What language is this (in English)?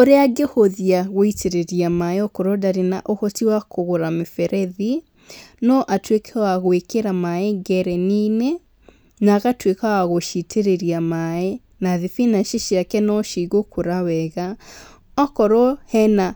Kikuyu